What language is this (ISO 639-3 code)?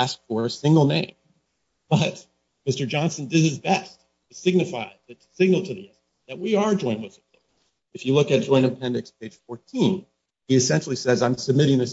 eng